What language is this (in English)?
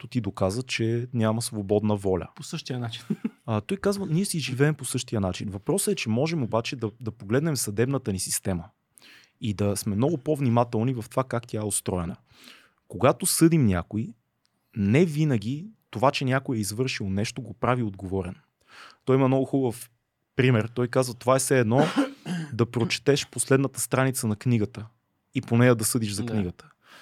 Bulgarian